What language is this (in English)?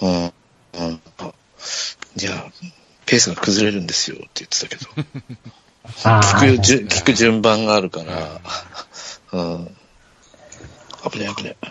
Japanese